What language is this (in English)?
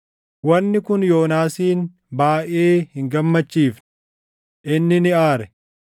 Oromo